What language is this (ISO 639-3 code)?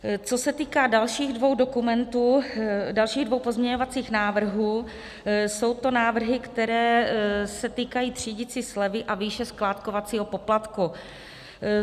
ces